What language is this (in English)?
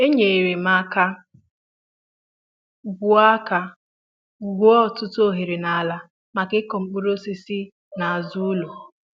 Igbo